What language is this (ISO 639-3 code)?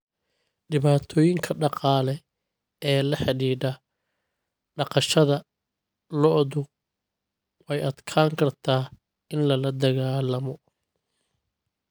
som